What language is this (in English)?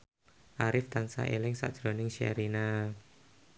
Javanese